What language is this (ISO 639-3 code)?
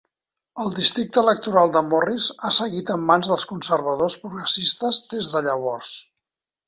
cat